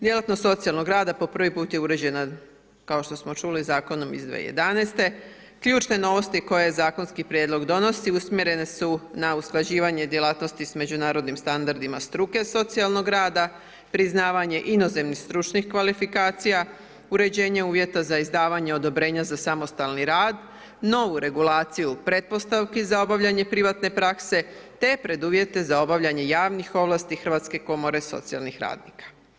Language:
Croatian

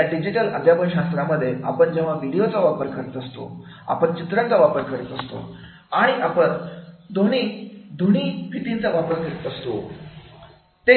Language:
Marathi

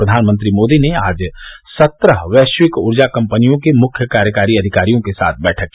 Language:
Hindi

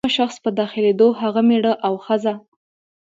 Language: Pashto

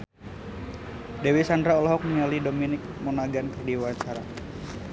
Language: Sundanese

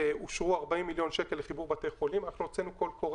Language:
Hebrew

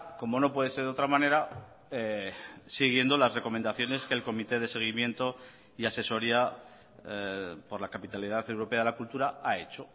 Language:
Spanish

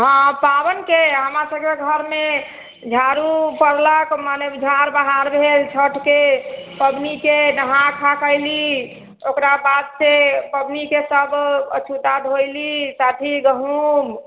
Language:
Maithili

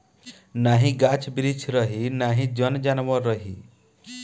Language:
Bhojpuri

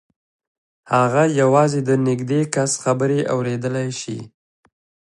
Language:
Pashto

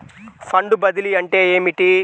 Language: Telugu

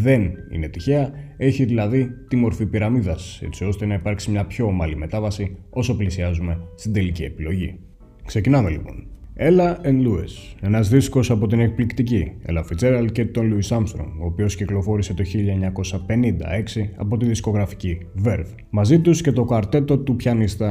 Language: Greek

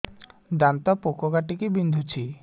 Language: Odia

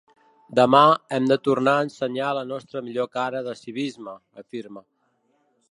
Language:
Catalan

